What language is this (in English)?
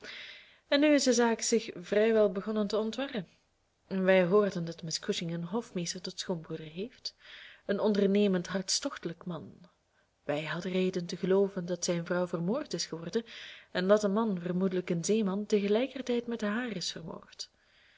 Dutch